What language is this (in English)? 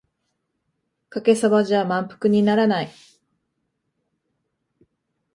Japanese